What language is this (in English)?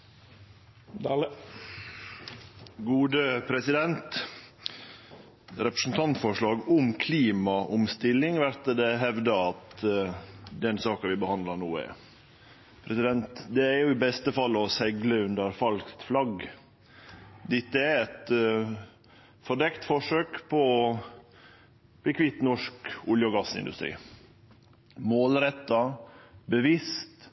Norwegian Nynorsk